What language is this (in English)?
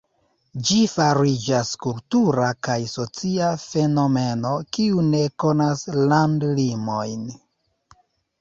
Esperanto